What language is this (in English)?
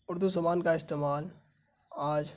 Urdu